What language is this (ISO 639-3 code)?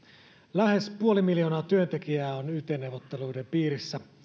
fin